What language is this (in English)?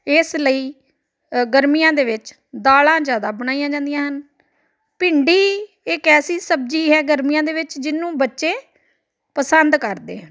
Punjabi